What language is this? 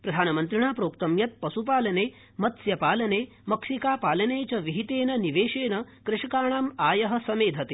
Sanskrit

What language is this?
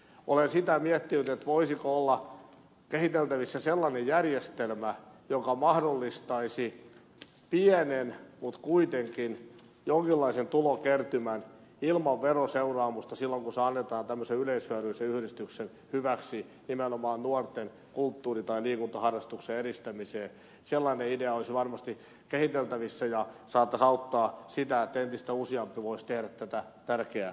Finnish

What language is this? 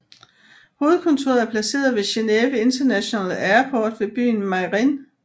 Danish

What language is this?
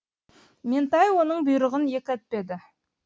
Kazakh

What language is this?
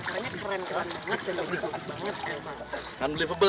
Indonesian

